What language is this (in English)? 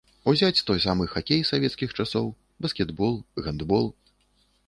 Belarusian